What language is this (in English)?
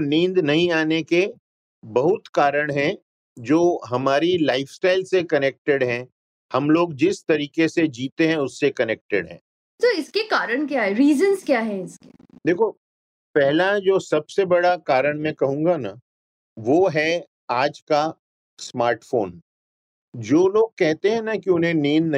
Hindi